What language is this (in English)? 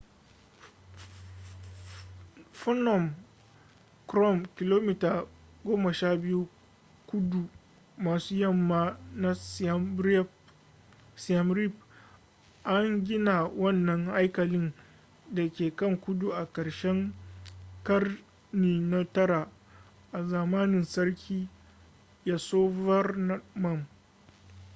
Hausa